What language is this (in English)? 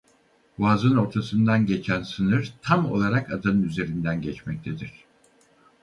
Turkish